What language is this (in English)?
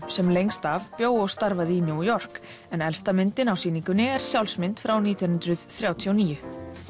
Icelandic